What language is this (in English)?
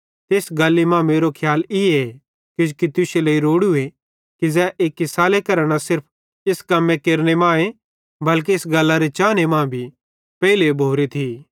Bhadrawahi